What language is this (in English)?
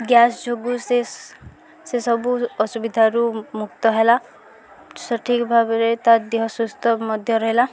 Odia